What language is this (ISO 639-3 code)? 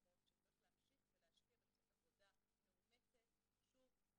heb